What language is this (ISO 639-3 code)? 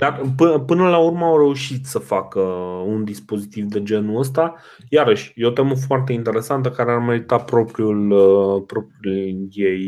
ron